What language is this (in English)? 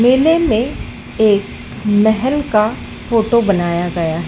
Hindi